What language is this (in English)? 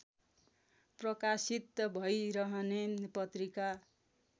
Nepali